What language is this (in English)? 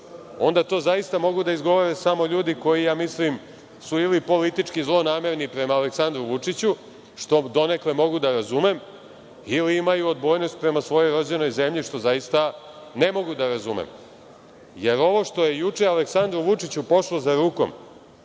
Serbian